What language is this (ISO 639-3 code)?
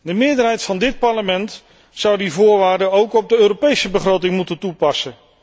nld